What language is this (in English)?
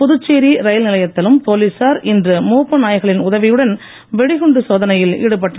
Tamil